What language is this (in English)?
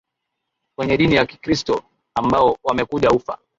Swahili